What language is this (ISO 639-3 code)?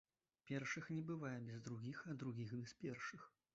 bel